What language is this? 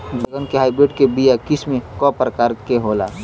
Bhojpuri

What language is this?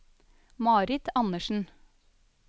Norwegian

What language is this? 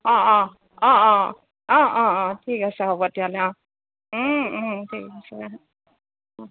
Assamese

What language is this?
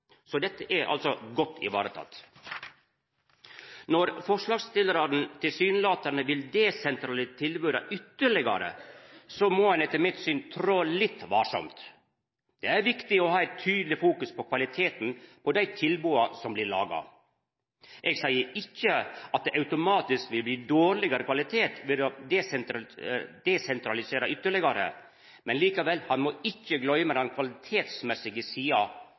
Norwegian Nynorsk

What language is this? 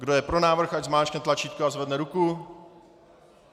Czech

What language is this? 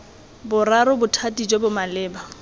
Tswana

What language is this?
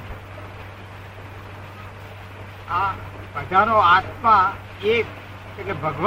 Gujarati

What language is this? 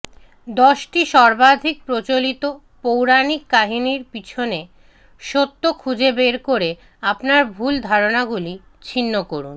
Bangla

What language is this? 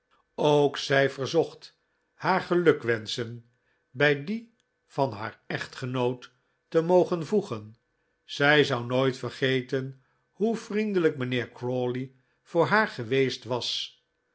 Dutch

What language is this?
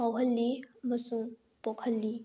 Manipuri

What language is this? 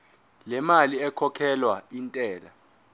Zulu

